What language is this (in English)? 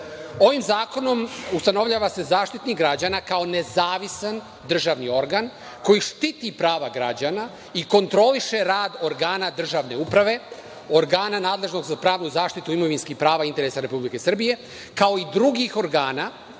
Serbian